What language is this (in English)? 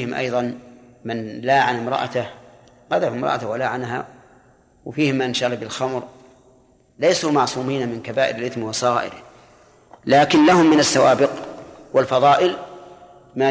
Arabic